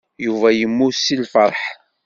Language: Kabyle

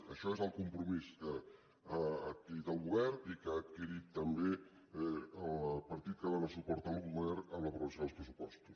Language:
Catalan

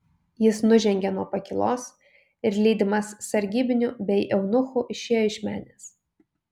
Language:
Lithuanian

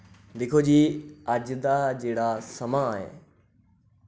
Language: Dogri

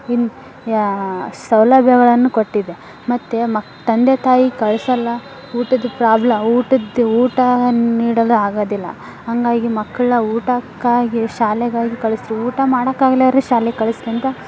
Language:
Kannada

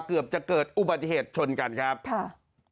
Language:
Thai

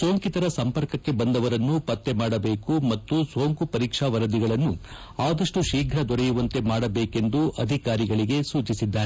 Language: Kannada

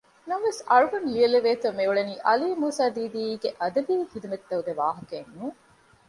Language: Divehi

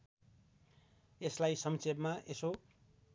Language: Nepali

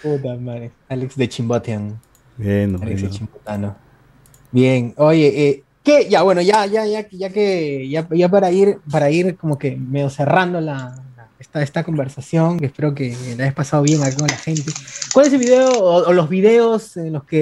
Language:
Spanish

